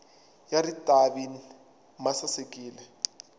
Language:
Tsonga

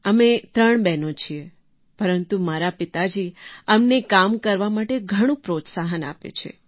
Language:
Gujarati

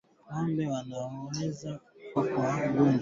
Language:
Swahili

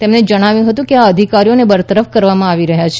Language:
Gujarati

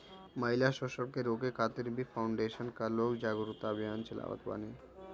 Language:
Bhojpuri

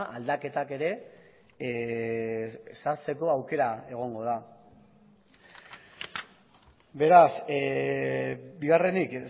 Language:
Basque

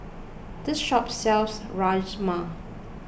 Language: English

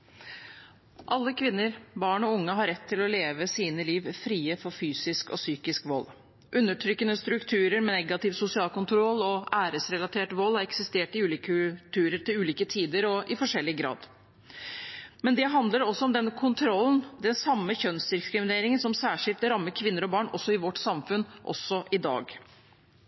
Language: Norwegian Bokmål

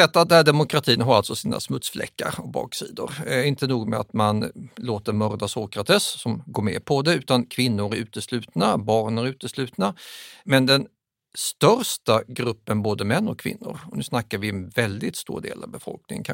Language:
Swedish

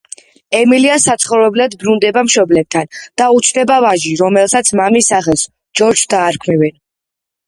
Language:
Georgian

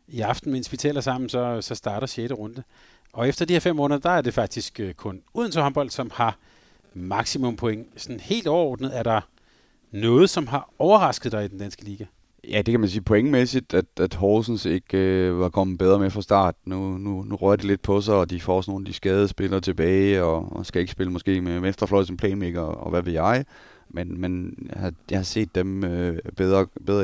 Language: Danish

